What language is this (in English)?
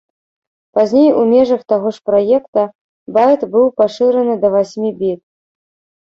Belarusian